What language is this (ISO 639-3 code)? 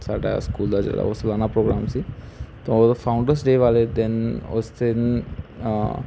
pan